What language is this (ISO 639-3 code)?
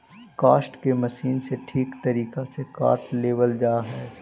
mag